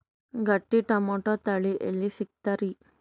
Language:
Kannada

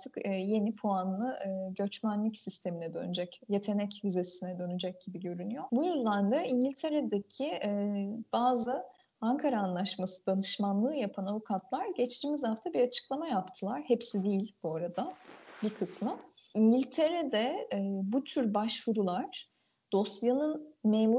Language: Turkish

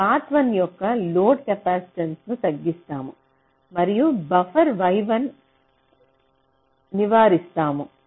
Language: Telugu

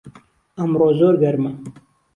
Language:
Central Kurdish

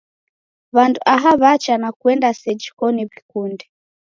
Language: Taita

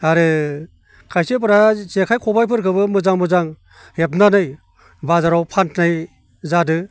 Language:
Bodo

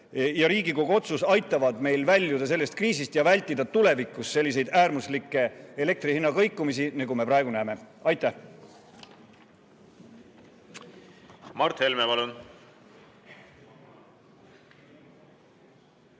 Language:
Estonian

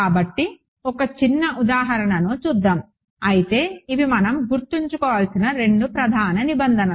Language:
Telugu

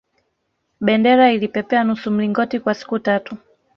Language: Swahili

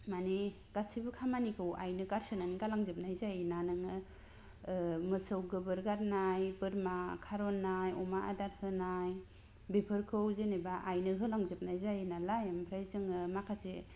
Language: Bodo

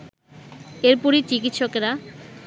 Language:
Bangla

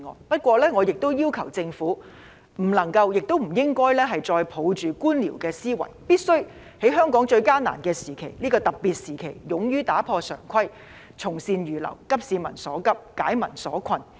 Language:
Cantonese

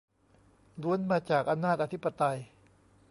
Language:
Thai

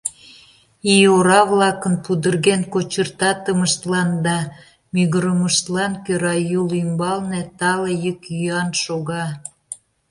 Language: Mari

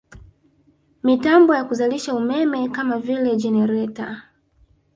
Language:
Swahili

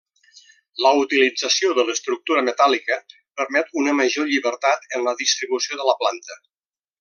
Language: Catalan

